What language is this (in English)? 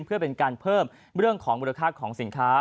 Thai